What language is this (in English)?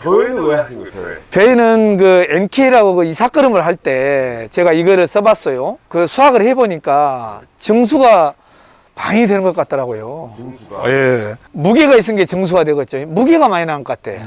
Korean